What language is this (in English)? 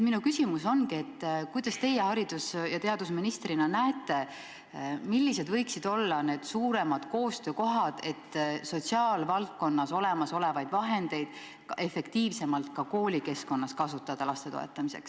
Estonian